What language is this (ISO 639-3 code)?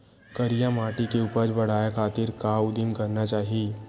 hne